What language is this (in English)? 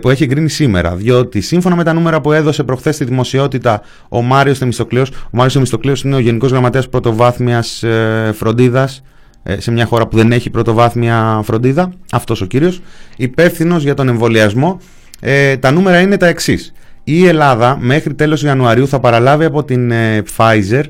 Greek